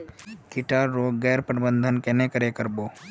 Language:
Magahi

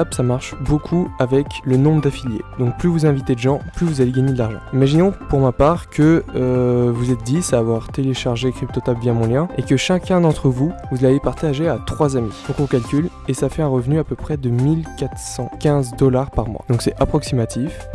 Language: French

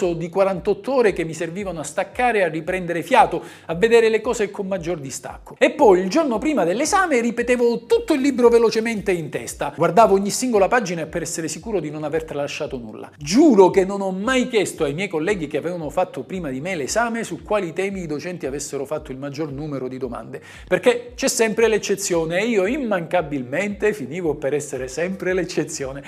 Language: Italian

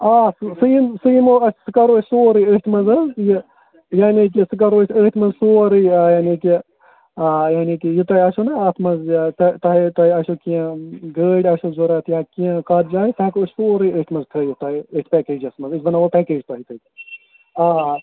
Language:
Kashmiri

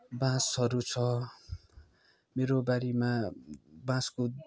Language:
Nepali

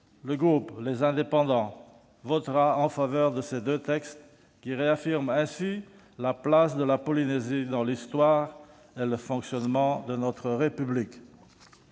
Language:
French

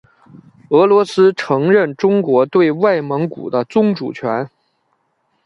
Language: Chinese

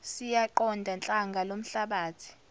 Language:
Zulu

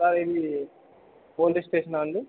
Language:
Telugu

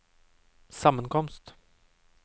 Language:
Norwegian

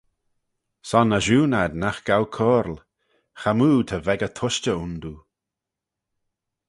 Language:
Manx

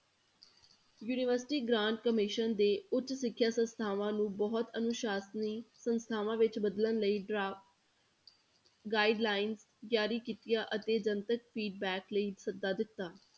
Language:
Punjabi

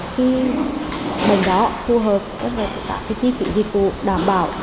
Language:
Vietnamese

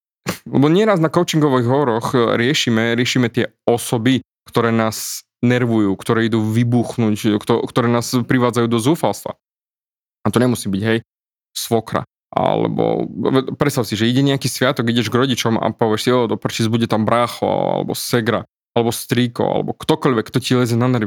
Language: Slovak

